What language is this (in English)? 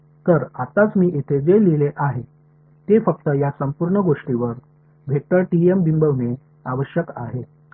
Marathi